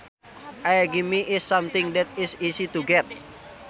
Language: Sundanese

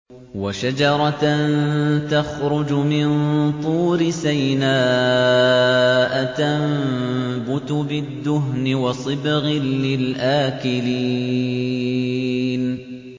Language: Arabic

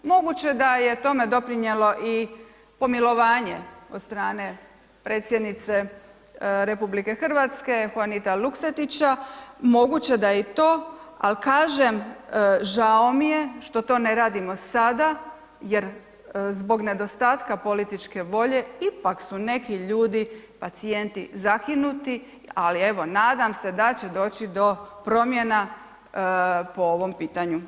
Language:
Croatian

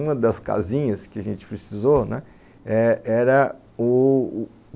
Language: Portuguese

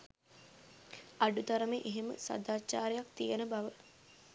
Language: Sinhala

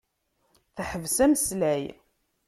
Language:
Kabyle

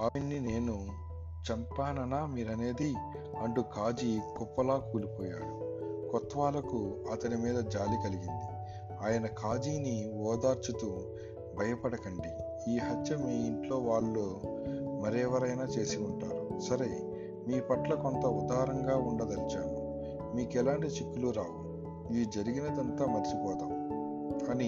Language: Telugu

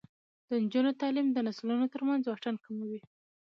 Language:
Pashto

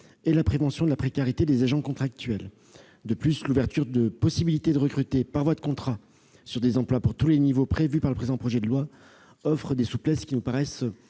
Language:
French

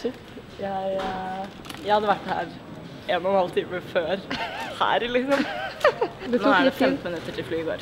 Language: Norwegian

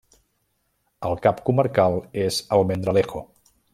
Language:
Catalan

